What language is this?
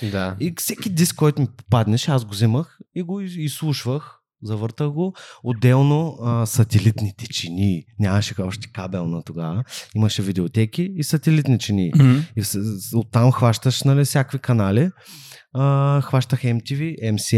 Bulgarian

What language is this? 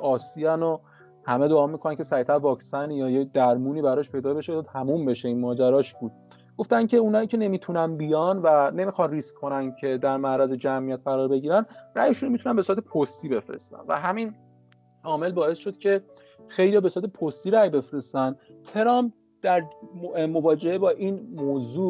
Persian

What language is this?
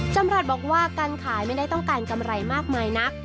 Thai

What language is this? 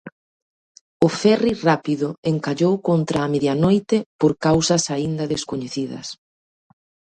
Galician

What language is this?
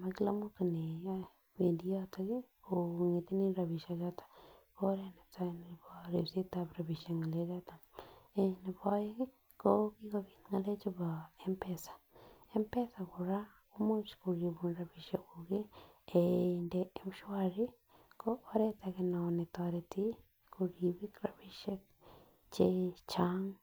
Kalenjin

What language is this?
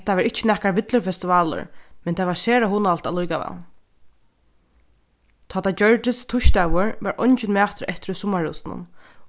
Faroese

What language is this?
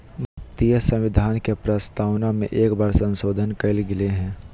Magahi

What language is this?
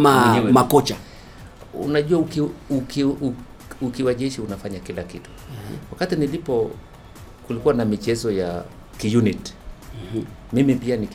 Swahili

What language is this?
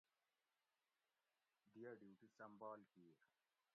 Gawri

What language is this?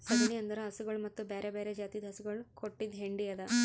Kannada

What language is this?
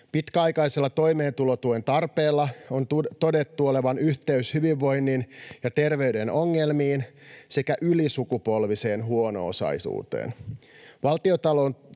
Finnish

